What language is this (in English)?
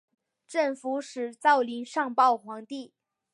Chinese